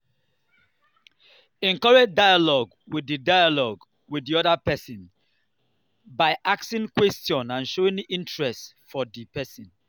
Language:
Nigerian Pidgin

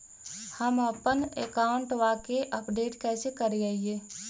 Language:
Magahi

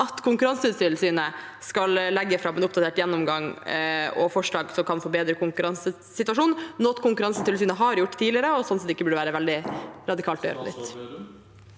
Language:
Norwegian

